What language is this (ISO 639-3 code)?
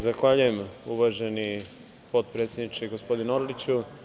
srp